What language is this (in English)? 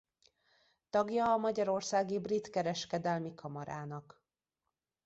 Hungarian